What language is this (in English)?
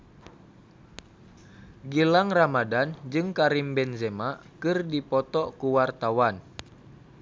Sundanese